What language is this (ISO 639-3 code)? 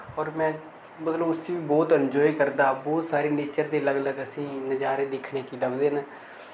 doi